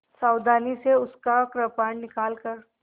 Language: Hindi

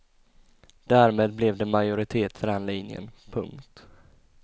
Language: Swedish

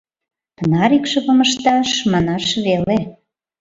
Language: Mari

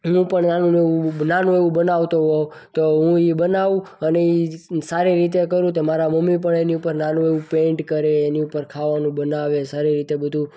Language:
Gujarati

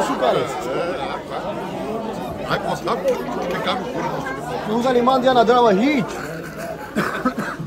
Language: Romanian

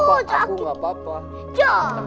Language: Indonesian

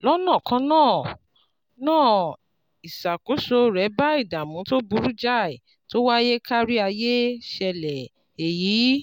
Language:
Yoruba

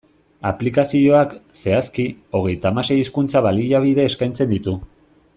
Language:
Basque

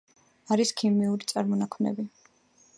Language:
Georgian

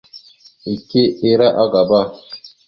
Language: Mada (Cameroon)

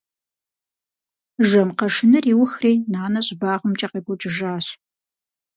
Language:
Kabardian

